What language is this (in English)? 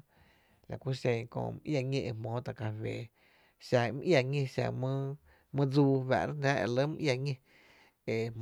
Tepinapa Chinantec